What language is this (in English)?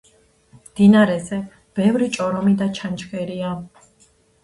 Georgian